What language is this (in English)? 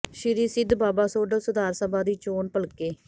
Punjabi